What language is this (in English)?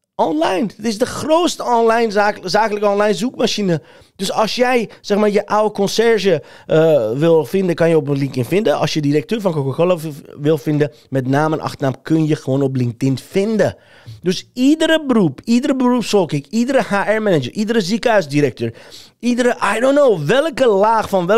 Dutch